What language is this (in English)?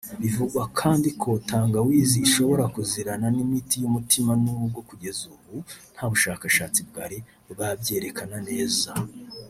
Kinyarwanda